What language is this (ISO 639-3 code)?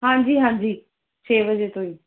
pan